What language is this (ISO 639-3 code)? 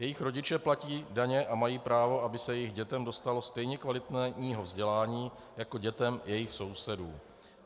ces